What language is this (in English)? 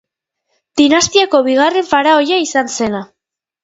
Basque